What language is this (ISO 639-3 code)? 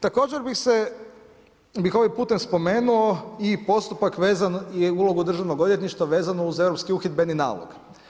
hrv